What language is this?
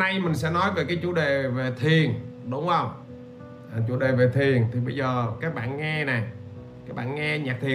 Vietnamese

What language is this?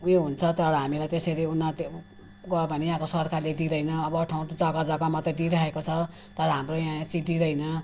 Nepali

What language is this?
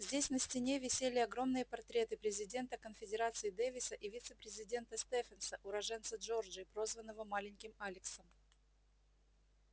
Russian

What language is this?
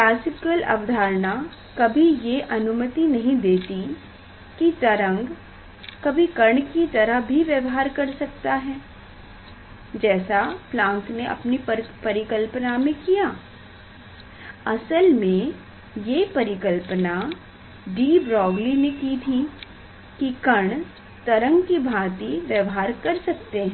Hindi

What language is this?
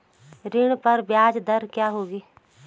Hindi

